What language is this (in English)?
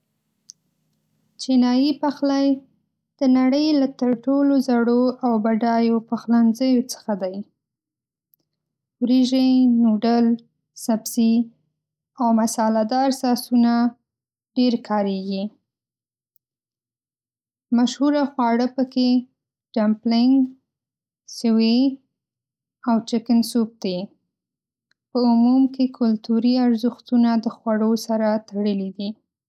Pashto